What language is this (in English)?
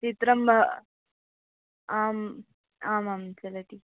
Sanskrit